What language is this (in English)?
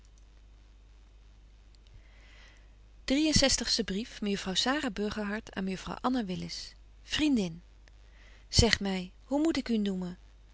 Dutch